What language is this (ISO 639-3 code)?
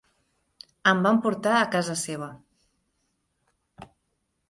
cat